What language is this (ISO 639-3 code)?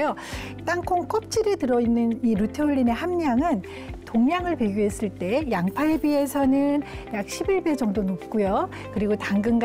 kor